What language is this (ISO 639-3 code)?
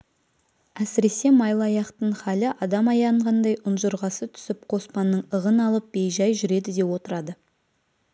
kaz